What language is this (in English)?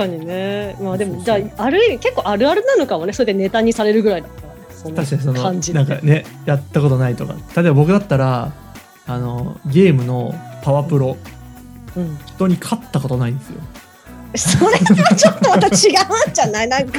Japanese